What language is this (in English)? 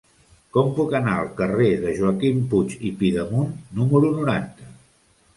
Catalan